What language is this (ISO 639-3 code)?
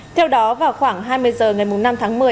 vie